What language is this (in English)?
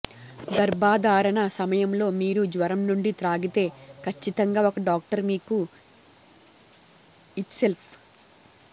Telugu